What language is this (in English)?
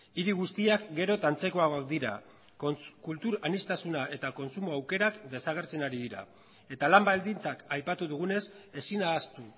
Basque